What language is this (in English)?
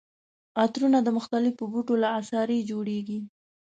Pashto